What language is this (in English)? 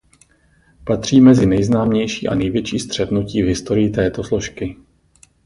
Czech